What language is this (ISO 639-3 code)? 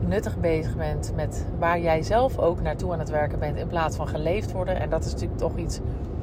nld